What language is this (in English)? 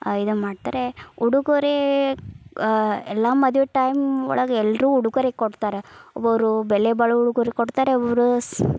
Kannada